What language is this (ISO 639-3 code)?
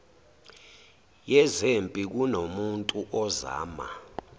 zul